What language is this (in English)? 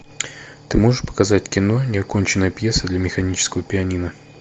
Russian